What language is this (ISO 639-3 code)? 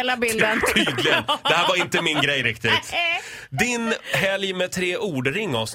swe